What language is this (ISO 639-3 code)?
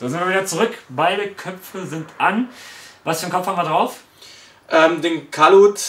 deu